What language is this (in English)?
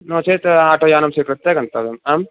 Sanskrit